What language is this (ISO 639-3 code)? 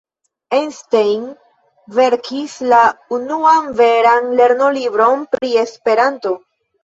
epo